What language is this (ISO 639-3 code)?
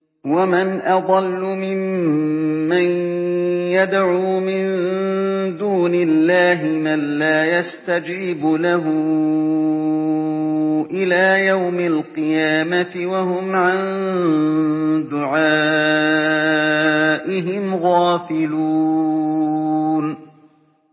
ara